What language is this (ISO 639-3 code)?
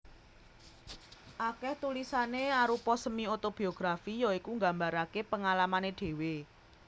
jav